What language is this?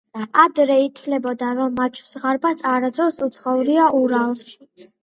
Georgian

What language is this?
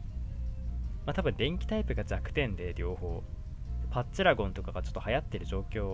Japanese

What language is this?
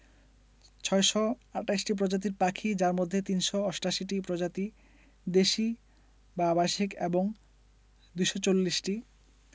Bangla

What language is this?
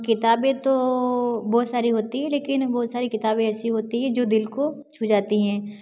Hindi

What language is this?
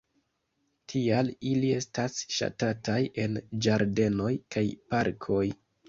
Esperanto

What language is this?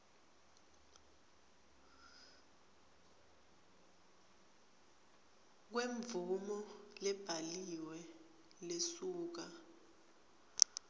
Swati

